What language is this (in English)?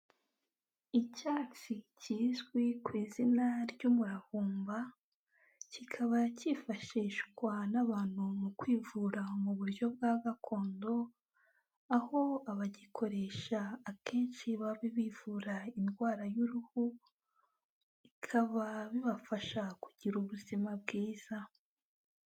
Kinyarwanda